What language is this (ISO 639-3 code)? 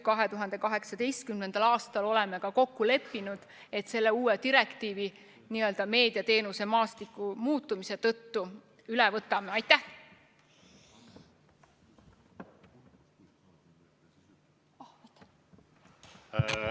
est